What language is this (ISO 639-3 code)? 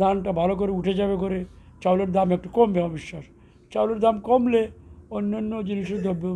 tur